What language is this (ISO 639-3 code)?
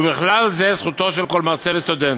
heb